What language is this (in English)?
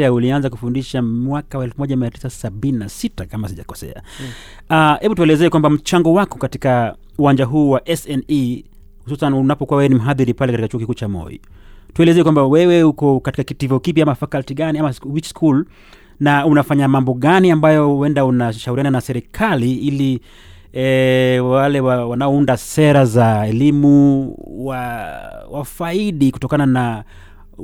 Swahili